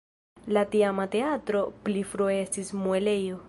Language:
Esperanto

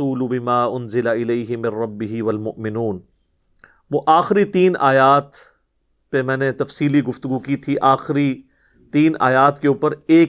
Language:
Urdu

